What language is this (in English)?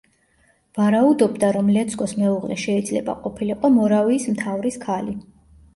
Georgian